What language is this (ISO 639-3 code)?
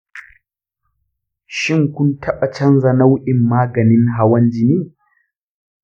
hau